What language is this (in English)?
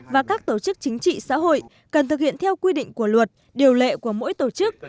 Vietnamese